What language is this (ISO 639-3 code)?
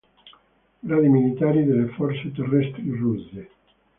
ita